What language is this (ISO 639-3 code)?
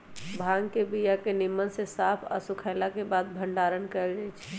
mag